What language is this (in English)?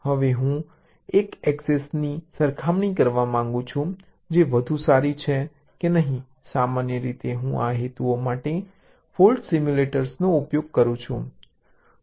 Gujarati